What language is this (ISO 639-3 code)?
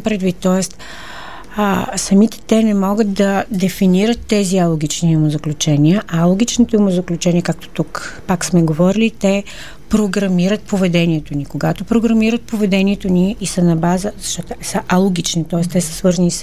bul